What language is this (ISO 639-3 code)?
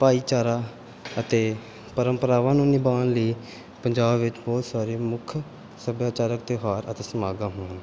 pan